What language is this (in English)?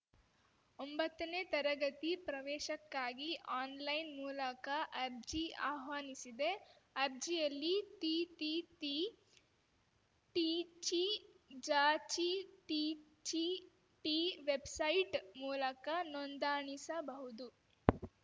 Kannada